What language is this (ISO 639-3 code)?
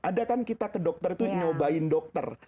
ind